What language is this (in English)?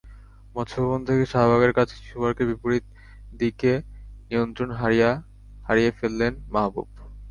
Bangla